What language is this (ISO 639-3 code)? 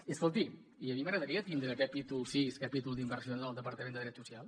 cat